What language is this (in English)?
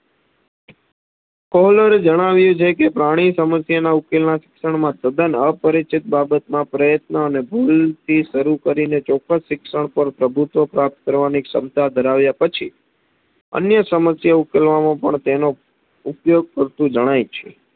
Gujarati